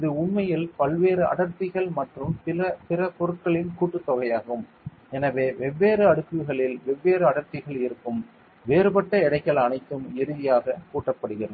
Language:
Tamil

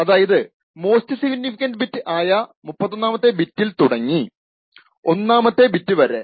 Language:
Malayalam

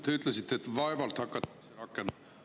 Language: Estonian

